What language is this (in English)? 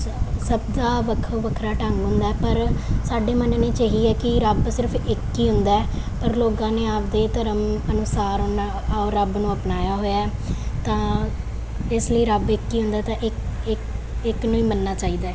Punjabi